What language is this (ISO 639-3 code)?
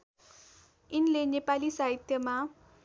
nep